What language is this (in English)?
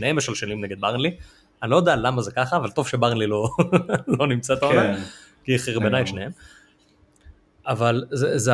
Hebrew